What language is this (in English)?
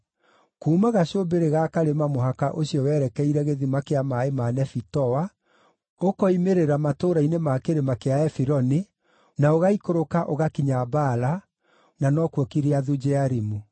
Kikuyu